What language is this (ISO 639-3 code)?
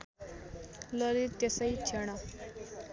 nep